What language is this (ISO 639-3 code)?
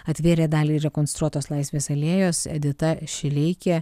lit